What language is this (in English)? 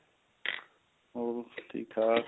Punjabi